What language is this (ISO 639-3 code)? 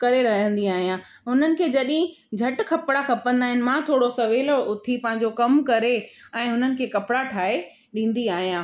snd